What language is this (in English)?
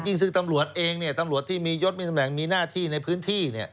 Thai